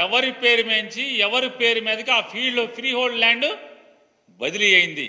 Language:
Telugu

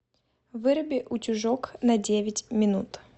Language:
Russian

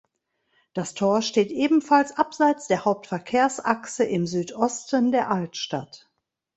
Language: German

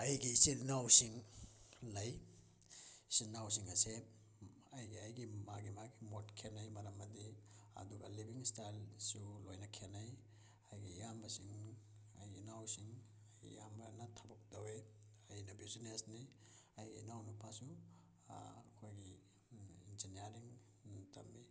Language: Manipuri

